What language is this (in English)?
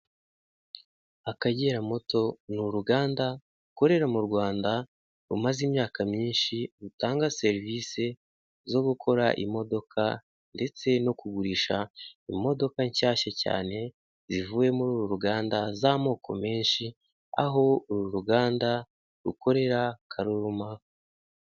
Kinyarwanda